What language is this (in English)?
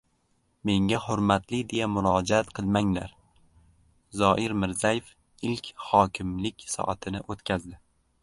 Uzbek